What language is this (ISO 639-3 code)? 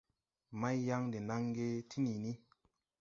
tui